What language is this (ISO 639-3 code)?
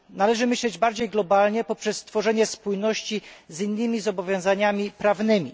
pol